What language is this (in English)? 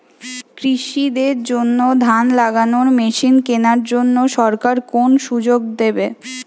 Bangla